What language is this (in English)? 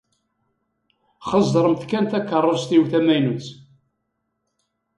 Kabyle